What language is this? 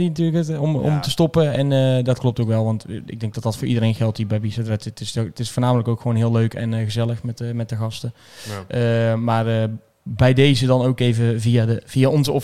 Dutch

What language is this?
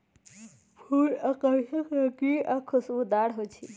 Magahi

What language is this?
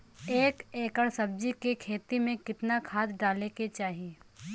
Bhojpuri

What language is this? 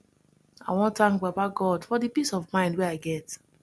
Nigerian Pidgin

